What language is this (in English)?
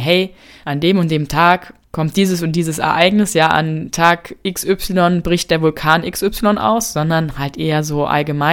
German